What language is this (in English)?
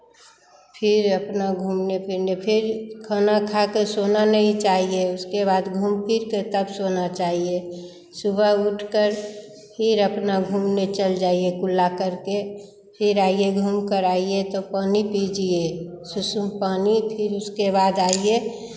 Hindi